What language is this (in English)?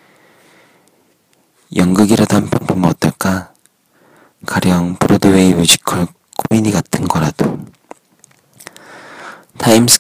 Korean